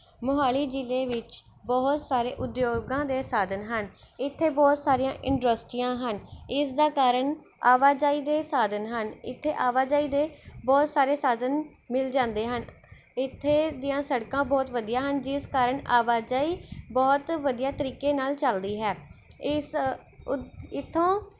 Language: Punjabi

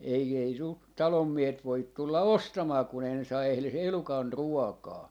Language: Finnish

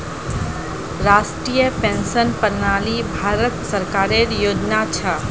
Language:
Magahi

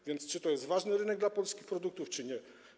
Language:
Polish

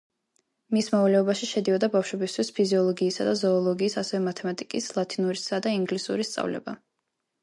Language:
Georgian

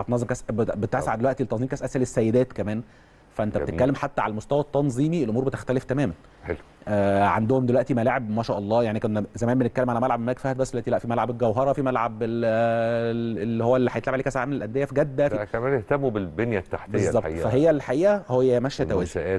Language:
Arabic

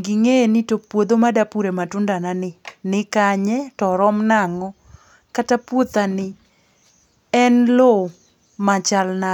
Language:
Luo (Kenya and Tanzania)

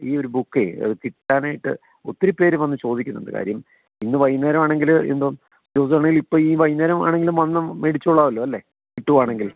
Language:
Malayalam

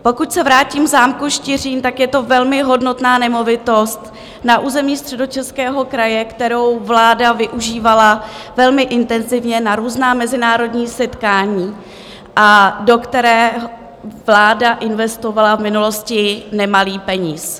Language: Czech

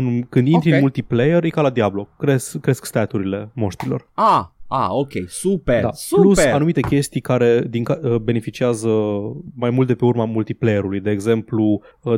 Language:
Romanian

